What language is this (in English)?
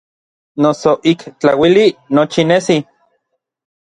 Orizaba Nahuatl